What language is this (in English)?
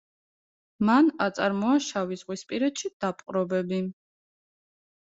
Georgian